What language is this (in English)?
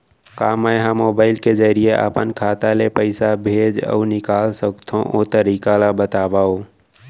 Chhattisgarhi